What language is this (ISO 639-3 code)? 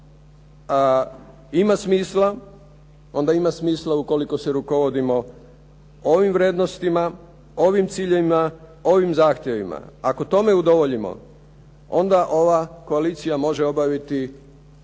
hrv